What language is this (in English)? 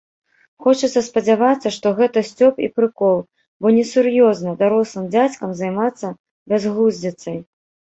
Belarusian